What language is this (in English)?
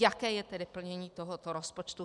Czech